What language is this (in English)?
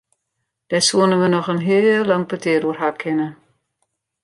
Western Frisian